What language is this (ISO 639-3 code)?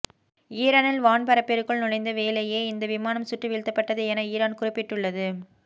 tam